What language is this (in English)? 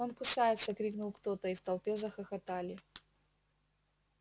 Russian